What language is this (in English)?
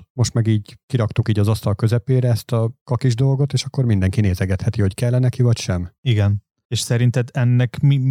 Hungarian